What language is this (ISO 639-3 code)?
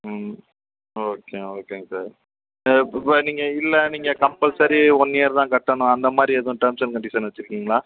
tam